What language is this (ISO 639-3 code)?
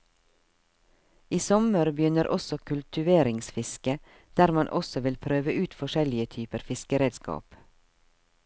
nor